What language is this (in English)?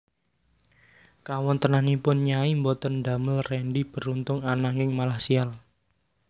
Javanese